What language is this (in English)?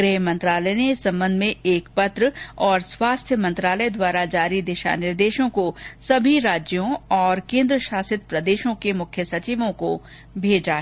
Hindi